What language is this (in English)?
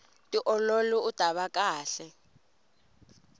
Tsonga